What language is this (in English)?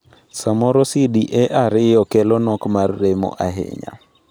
Luo (Kenya and Tanzania)